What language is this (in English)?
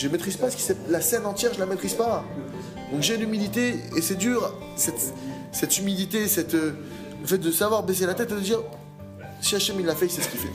French